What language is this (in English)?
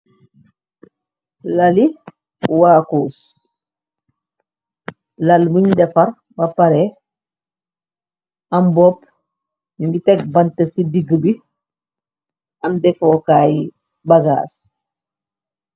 Wolof